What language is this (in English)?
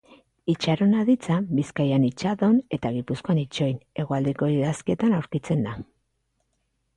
Basque